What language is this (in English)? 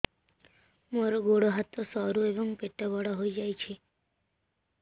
Odia